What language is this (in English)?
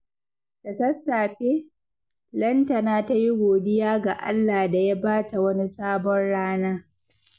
Hausa